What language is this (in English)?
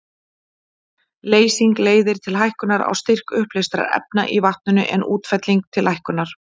Icelandic